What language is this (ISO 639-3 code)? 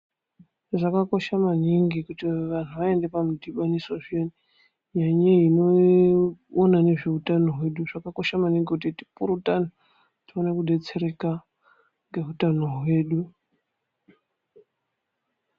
ndc